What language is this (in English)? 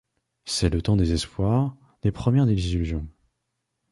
French